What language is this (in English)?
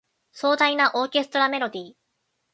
Japanese